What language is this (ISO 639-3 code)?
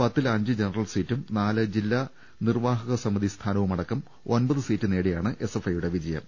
mal